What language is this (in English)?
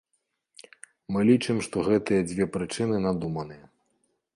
Belarusian